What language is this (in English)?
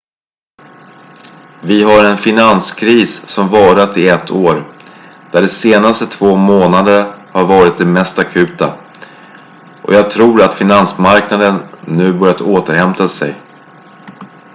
Swedish